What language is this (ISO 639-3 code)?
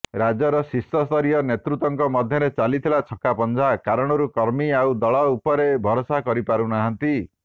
ori